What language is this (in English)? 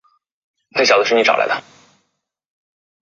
Chinese